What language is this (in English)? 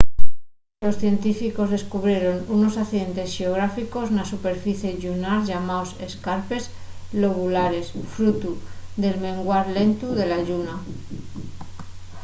Asturian